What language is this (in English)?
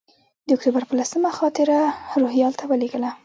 Pashto